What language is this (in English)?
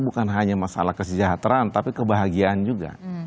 Indonesian